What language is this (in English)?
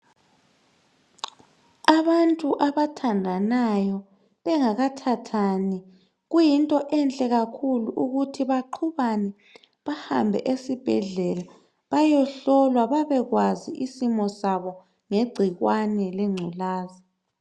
North Ndebele